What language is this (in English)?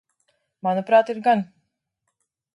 Latvian